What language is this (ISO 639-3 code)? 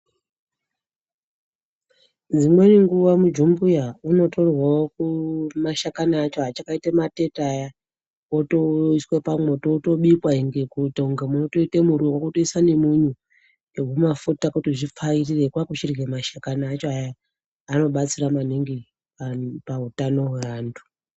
ndc